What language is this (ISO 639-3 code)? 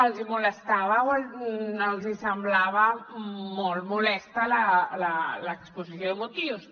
cat